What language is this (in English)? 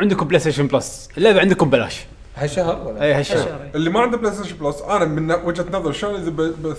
Arabic